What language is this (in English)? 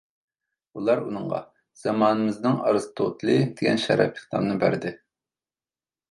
Uyghur